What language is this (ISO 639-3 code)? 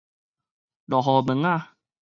nan